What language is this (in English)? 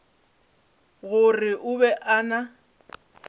Northern Sotho